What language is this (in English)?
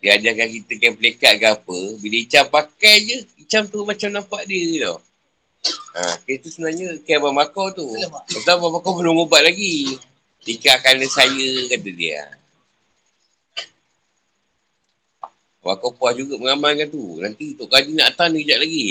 Malay